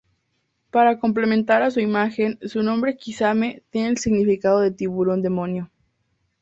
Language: Spanish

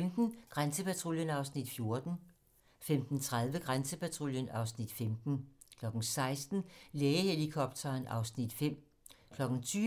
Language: Danish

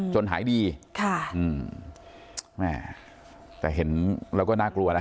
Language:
Thai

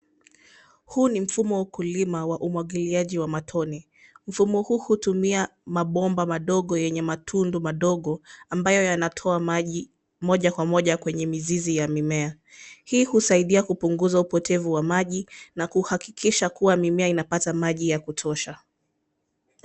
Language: Swahili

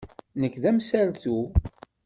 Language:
Kabyle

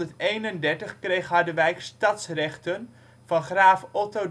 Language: Dutch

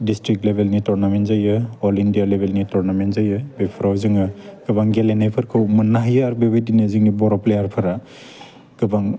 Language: Bodo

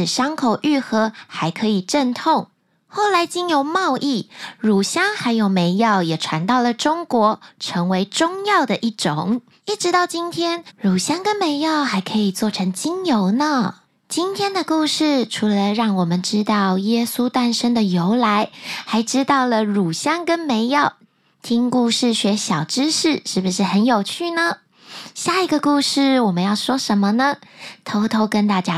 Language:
Chinese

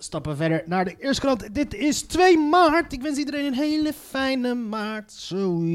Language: Dutch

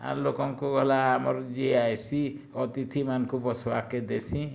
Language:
Odia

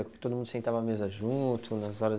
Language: Portuguese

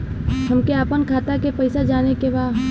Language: Bhojpuri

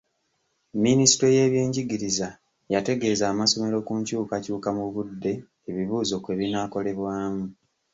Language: Ganda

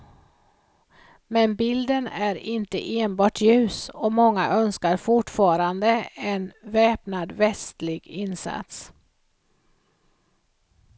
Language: Swedish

